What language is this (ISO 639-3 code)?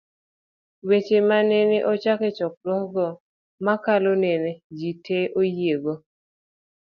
luo